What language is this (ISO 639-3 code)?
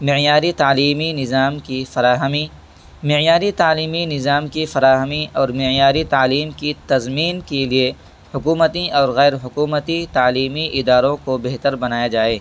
urd